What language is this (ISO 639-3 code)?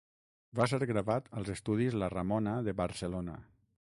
cat